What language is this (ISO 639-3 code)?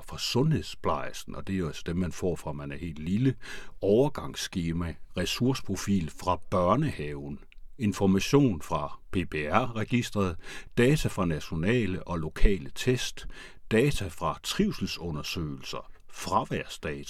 dan